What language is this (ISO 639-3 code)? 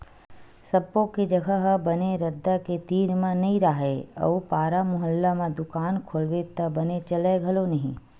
hne